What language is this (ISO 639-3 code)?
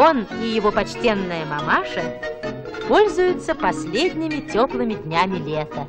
rus